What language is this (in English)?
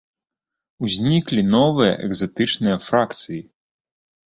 Belarusian